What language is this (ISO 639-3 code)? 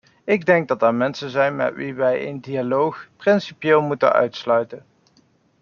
nld